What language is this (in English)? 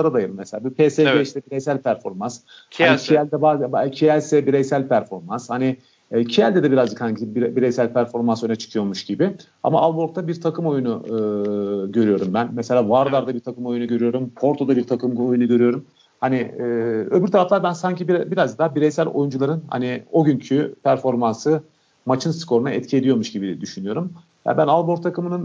Turkish